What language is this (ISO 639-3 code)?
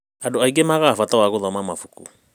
kik